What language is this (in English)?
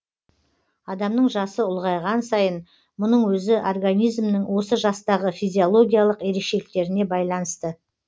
Kazakh